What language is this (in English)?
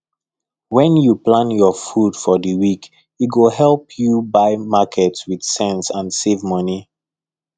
Nigerian Pidgin